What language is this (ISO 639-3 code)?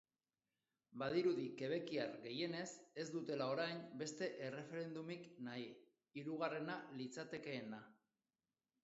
eus